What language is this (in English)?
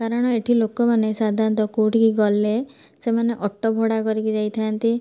Odia